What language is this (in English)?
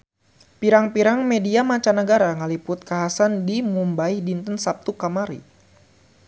Sundanese